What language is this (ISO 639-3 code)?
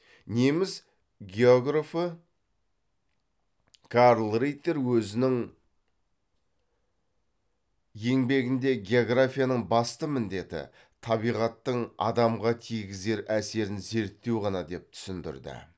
kaz